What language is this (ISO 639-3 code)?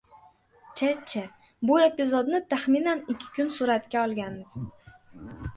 uzb